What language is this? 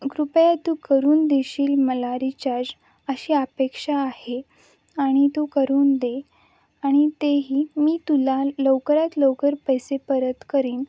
Marathi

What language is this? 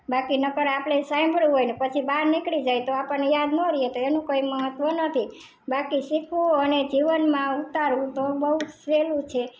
Gujarati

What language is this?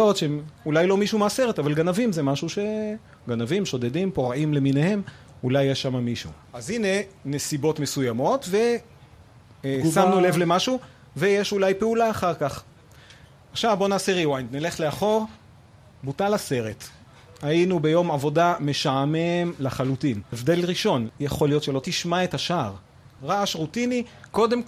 Hebrew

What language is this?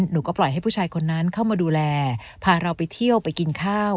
Thai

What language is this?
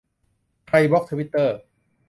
Thai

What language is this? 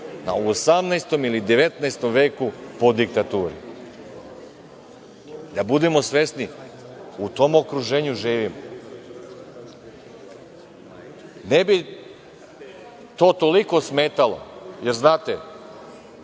Serbian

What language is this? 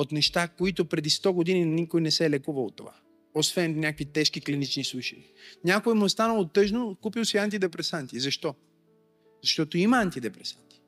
Bulgarian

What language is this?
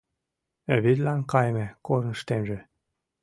Mari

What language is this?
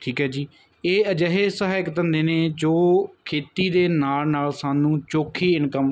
Punjabi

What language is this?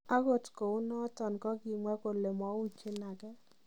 Kalenjin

